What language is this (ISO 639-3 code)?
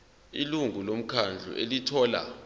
zul